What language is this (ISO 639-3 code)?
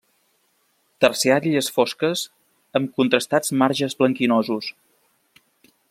cat